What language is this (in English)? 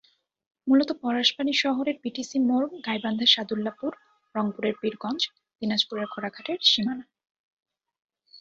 Bangla